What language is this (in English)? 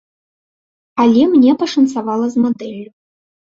Belarusian